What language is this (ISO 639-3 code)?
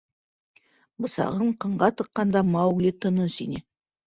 bak